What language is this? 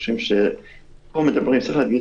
Hebrew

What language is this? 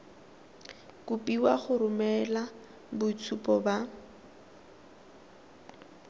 Tswana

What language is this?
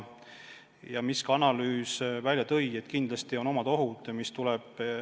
Estonian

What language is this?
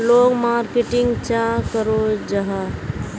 Magahi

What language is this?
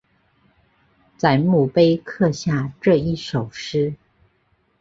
Chinese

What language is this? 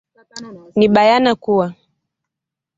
Swahili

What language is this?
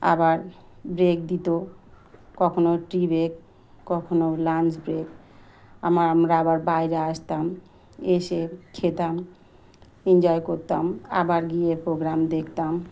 Bangla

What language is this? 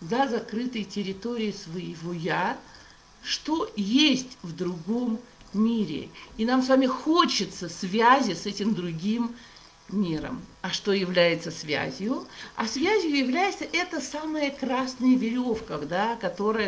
Russian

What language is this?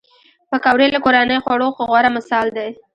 Pashto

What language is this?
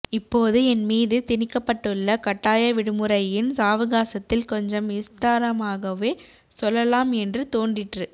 Tamil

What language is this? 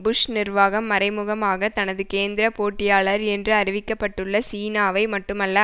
Tamil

